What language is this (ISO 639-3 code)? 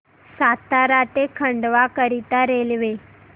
mar